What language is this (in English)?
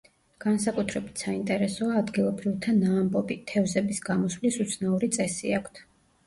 Georgian